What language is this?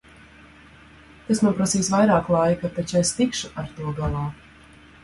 Latvian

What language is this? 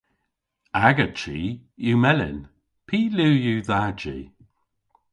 Cornish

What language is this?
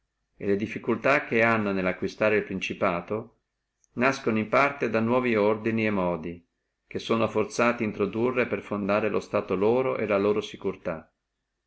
Italian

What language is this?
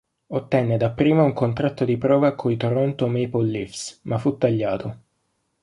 Italian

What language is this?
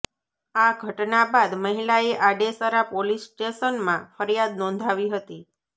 Gujarati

